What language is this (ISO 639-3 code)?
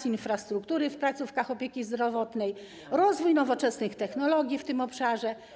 pol